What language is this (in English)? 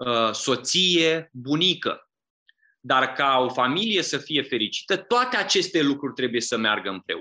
Romanian